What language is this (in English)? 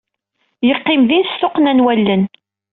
Kabyle